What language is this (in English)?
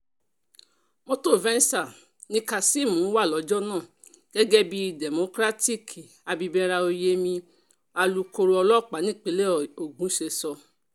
Yoruba